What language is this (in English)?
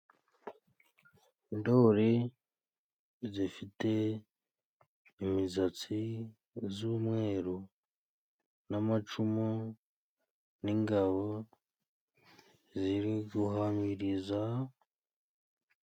Kinyarwanda